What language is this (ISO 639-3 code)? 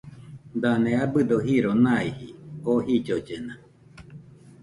hux